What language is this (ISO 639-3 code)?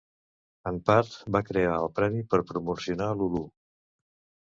cat